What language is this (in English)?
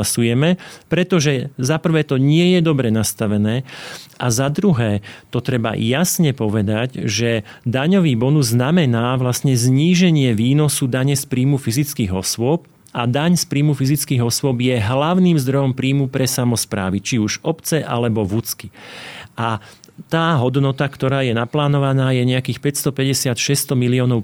Slovak